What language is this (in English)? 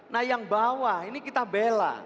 Indonesian